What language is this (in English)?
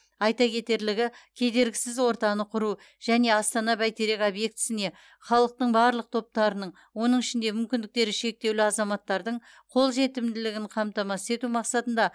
Kazakh